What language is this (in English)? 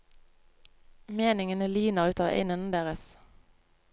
Norwegian